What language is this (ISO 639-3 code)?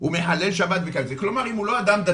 heb